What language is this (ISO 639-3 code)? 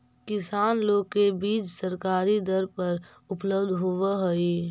mag